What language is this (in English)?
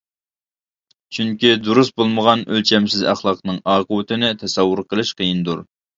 Uyghur